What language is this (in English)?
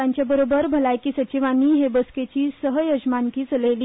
Konkani